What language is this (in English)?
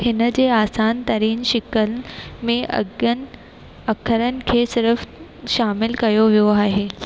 Sindhi